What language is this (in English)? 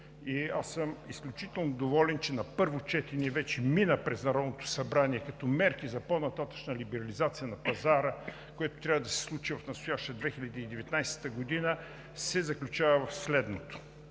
Bulgarian